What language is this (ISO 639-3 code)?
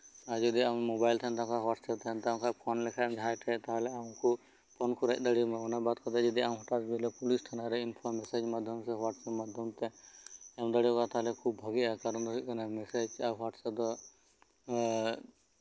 sat